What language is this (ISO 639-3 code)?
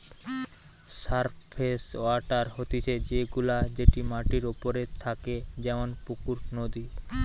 ben